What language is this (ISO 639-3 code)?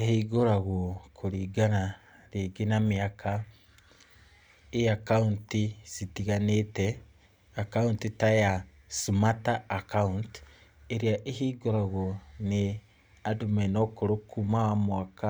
kik